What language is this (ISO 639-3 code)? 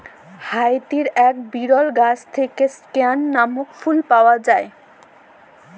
ben